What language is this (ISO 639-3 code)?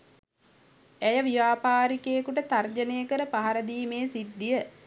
sin